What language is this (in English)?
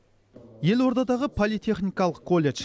Kazakh